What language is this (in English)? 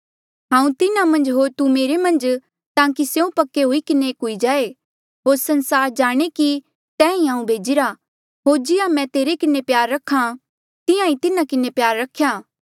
Mandeali